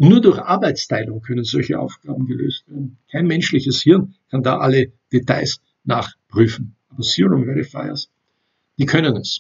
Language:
German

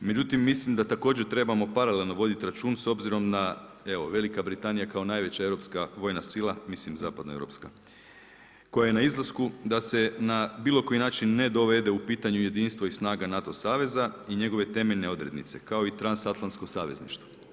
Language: Croatian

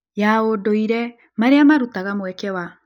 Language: Kikuyu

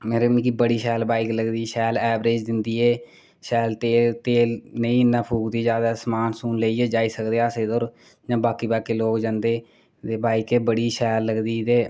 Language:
Dogri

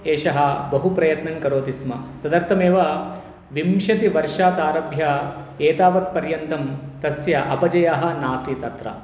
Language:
Sanskrit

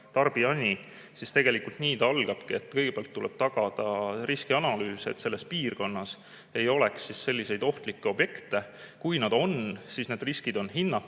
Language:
Estonian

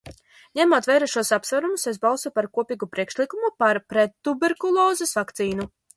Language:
Latvian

